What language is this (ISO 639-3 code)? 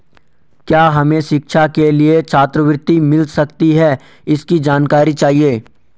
hin